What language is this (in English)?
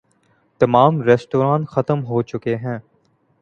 Urdu